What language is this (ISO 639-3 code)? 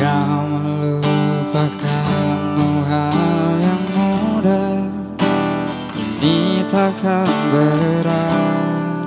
ind